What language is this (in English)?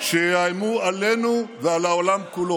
Hebrew